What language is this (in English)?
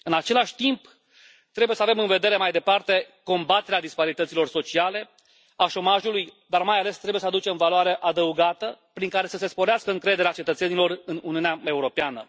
Romanian